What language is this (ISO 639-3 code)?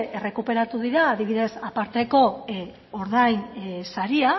eus